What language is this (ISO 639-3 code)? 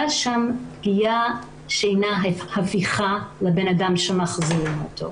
heb